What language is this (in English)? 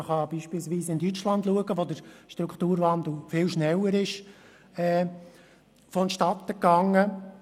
Swiss German